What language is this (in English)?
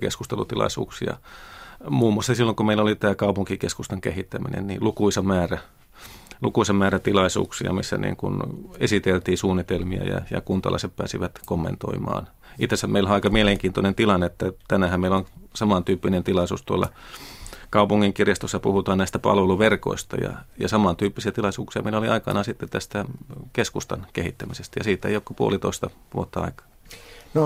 Finnish